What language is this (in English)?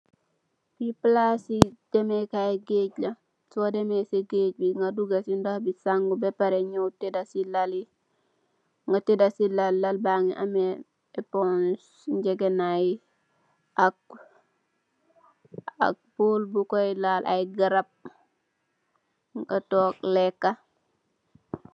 Wolof